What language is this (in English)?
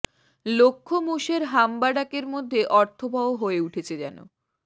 Bangla